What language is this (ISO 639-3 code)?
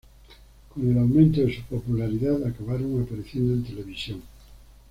spa